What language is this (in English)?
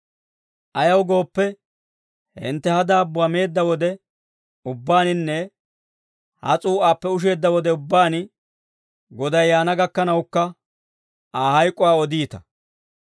Dawro